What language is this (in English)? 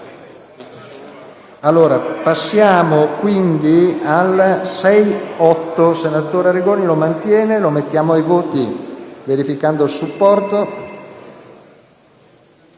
Italian